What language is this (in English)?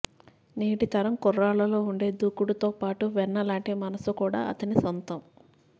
Telugu